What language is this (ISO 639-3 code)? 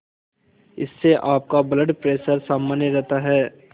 hin